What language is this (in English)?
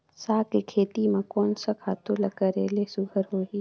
Chhattisgarhi